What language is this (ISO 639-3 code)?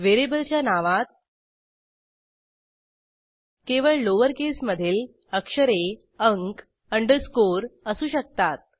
mar